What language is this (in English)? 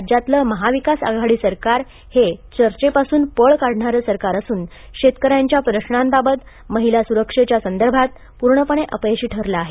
Marathi